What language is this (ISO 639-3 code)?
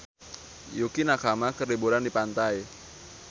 sun